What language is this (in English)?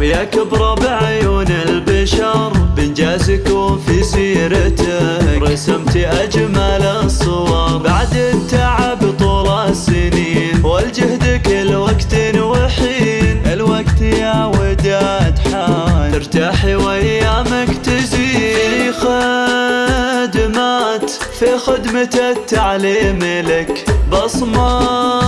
Arabic